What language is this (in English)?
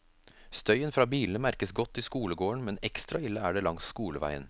Norwegian